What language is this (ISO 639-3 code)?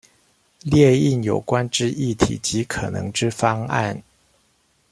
zho